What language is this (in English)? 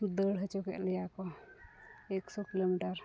Santali